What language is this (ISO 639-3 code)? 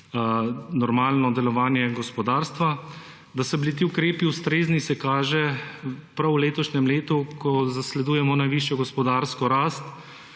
slv